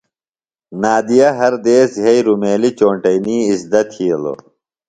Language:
Phalura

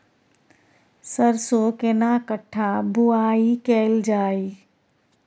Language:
Maithili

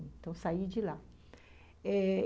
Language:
Portuguese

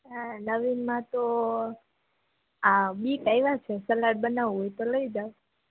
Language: Gujarati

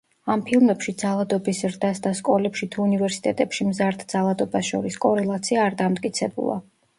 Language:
Georgian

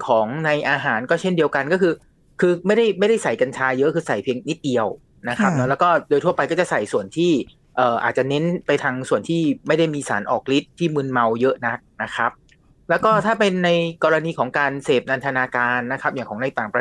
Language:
Thai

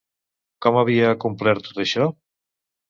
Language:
Catalan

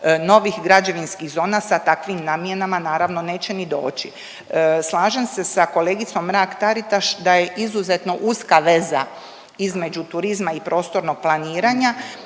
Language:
Croatian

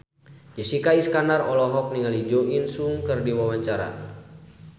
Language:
Sundanese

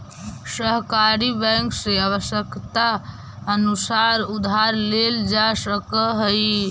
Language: Magahi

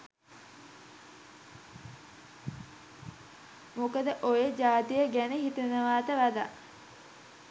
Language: Sinhala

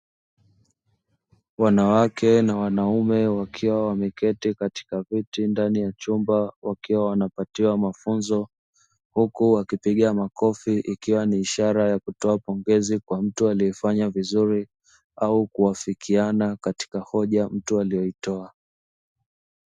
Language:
Swahili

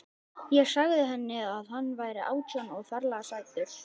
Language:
Icelandic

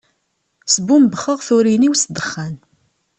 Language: Kabyle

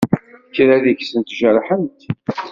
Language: Kabyle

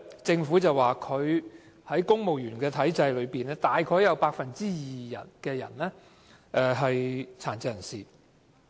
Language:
Cantonese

